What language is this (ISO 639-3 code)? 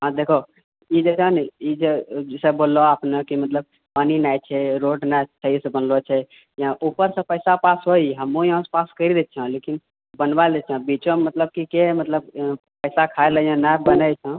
mai